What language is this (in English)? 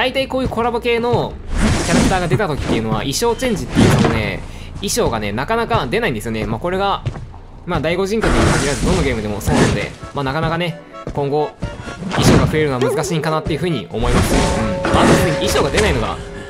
Japanese